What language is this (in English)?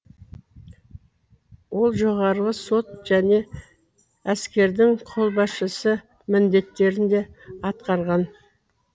Kazakh